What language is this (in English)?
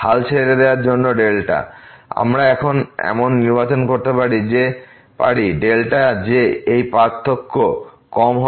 Bangla